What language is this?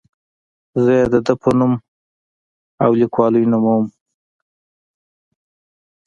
Pashto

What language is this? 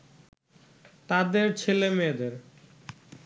Bangla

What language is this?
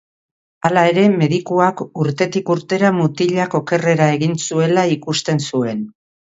Basque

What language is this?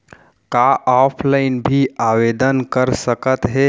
Chhattisgarhi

